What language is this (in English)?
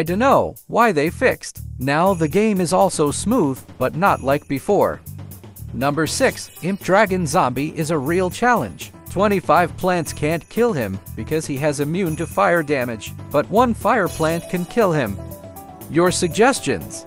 English